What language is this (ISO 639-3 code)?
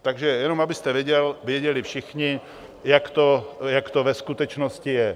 ces